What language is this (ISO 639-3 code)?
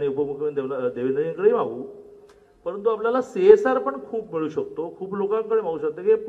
mar